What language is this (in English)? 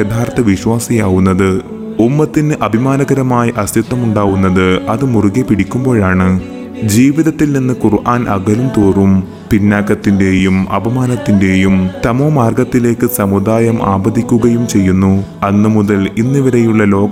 Malayalam